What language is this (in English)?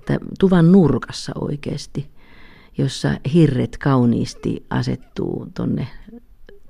Finnish